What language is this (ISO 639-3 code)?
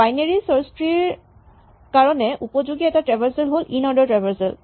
asm